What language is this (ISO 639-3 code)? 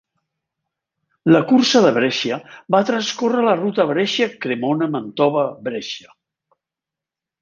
cat